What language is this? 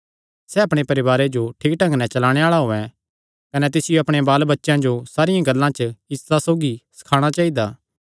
Kangri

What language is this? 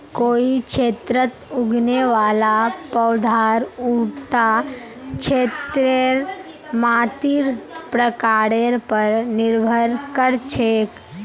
Magahi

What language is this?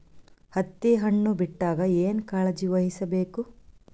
Kannada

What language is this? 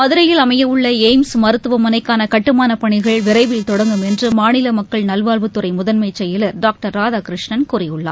Tamil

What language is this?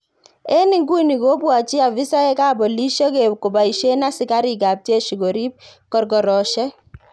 Kalenjin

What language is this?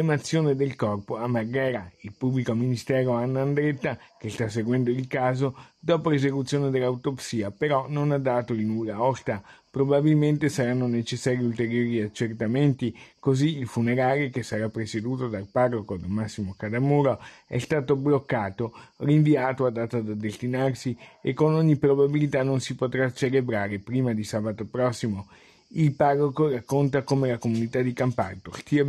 Italian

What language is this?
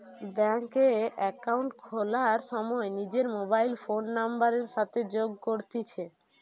Bangla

